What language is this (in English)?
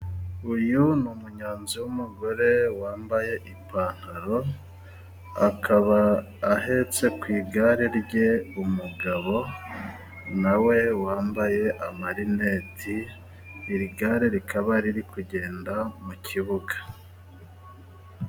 Kinyarwanda